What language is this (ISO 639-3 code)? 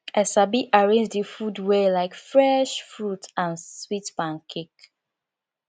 pcm